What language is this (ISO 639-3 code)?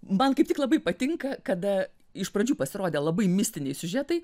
lit